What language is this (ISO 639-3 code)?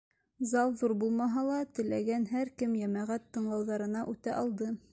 bak